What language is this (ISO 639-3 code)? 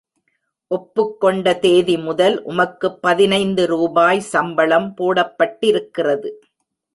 tam